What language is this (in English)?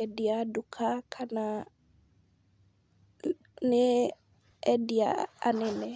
Kikuyu